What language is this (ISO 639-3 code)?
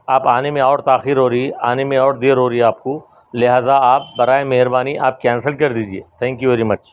urd